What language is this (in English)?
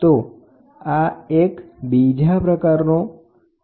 Gujarati